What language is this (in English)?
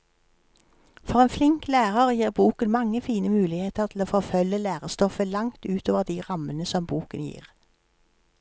Norwegian